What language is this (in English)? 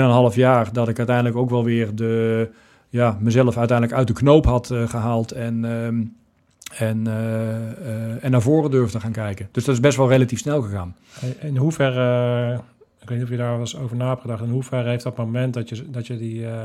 Dutch